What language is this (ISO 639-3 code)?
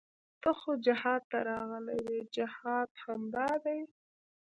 pus